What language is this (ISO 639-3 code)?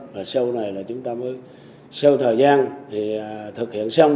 vie